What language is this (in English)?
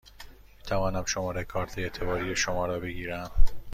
Persian